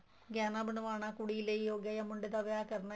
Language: Punjabi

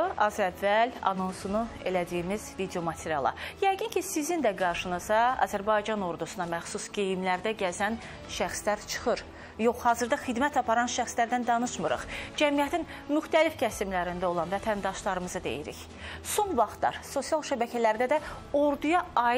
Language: Turkish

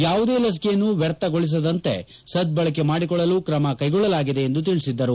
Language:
Kannada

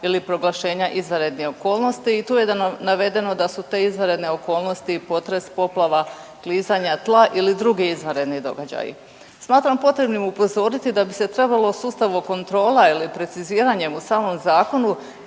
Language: Croatian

